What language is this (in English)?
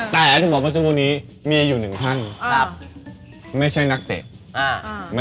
Thai